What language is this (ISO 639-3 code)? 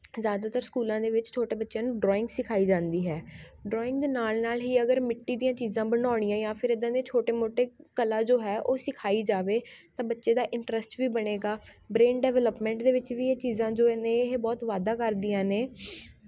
pan